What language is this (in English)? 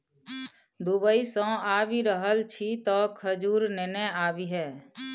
Maithili